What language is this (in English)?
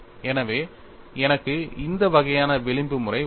Tamil